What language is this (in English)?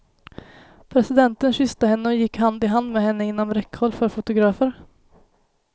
Swedish